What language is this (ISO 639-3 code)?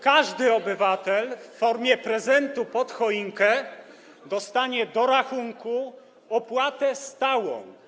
pol